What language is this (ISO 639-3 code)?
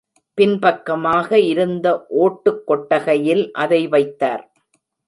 tam